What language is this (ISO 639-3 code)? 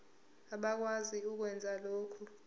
zul